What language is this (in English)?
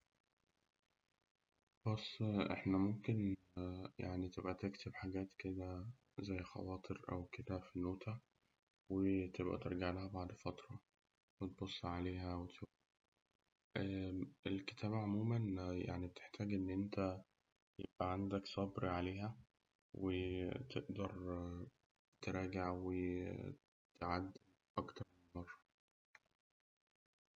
Egyptian Arabic